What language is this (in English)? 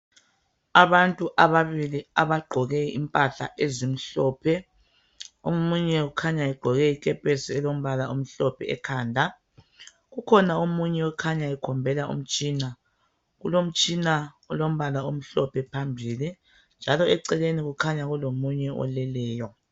North Ndebele